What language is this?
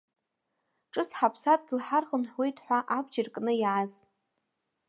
Abkhazian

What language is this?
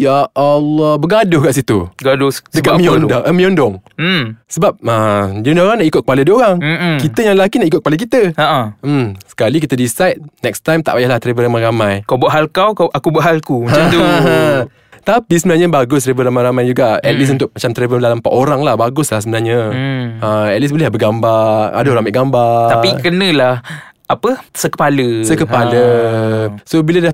Malay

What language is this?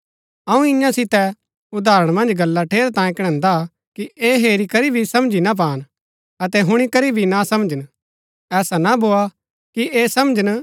Gaddi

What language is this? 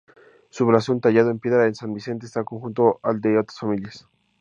Spanish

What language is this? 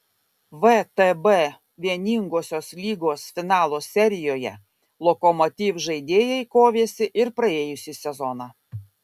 Lithuanian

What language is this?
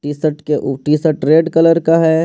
Hindi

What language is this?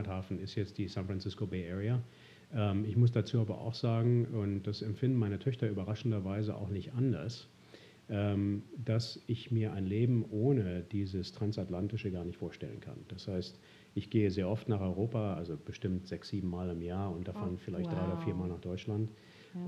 German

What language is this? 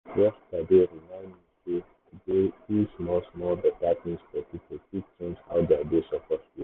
Nigerian Pidgin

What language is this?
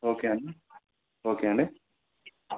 Telugu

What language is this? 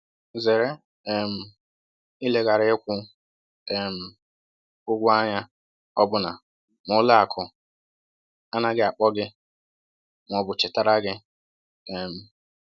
Igbo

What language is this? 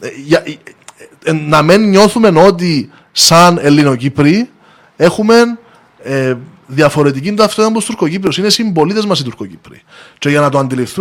Greek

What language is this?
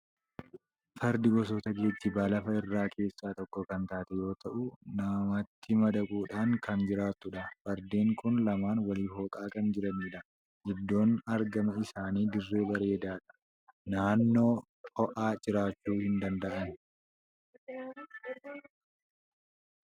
Oromo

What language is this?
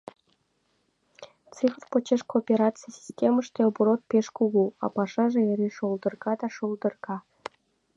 Mari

